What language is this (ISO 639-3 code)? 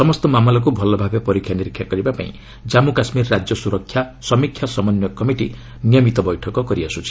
ori